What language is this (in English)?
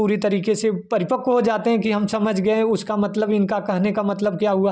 Hindi